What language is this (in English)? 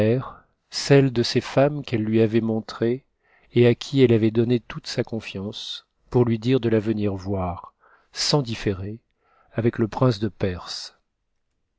French